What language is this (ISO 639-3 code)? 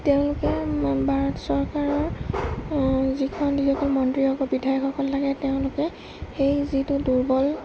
asm